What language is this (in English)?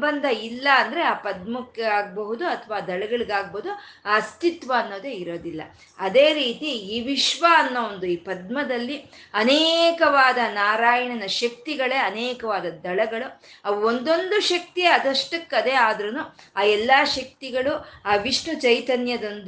Kannada